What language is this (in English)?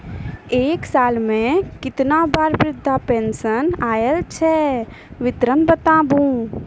Maithili